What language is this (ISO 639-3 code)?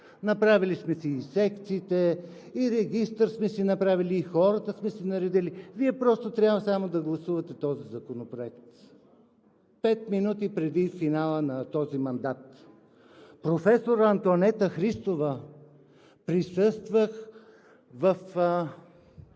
bul